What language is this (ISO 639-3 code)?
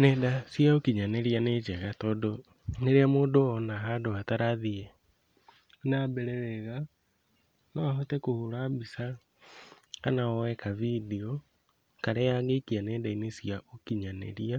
kik